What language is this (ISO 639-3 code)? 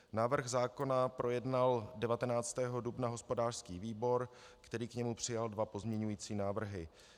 ces